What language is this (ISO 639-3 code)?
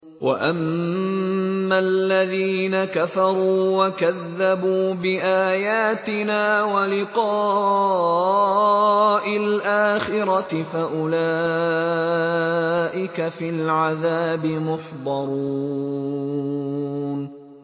ara